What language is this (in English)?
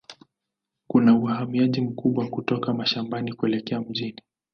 Swahili